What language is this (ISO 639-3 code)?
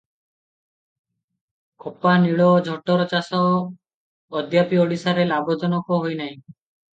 ori